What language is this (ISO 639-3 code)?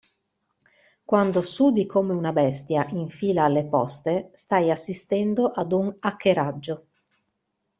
ita